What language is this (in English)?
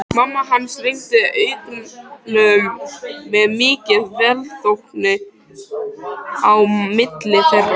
Icelandic